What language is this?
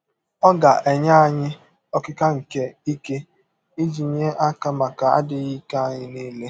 Igbo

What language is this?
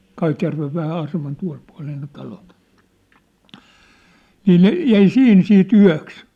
Finnish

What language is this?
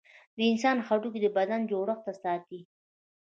Pashto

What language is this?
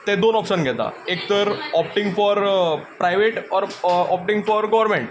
Konkani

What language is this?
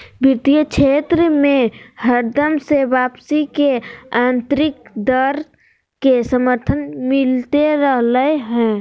Magahi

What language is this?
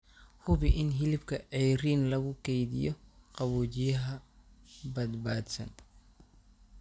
Somali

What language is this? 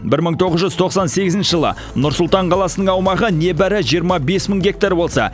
Kazakh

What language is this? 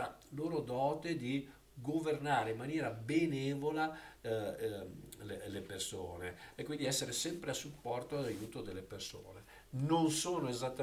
Italian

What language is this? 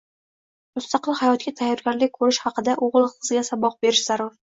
Uzbek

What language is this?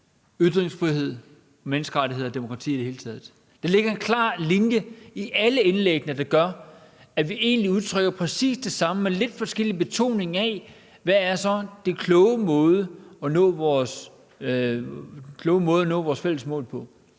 Danish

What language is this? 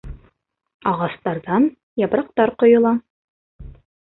Bashkir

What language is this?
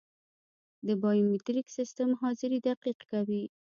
Pashto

